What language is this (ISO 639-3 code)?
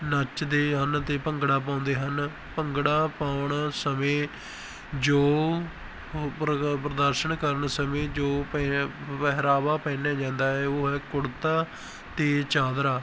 pan